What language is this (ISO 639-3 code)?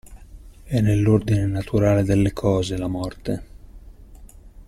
ita